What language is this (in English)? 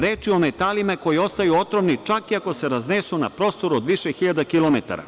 Serbian